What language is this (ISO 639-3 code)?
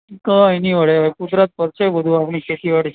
guj